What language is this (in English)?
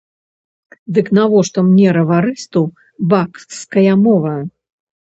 Belarusian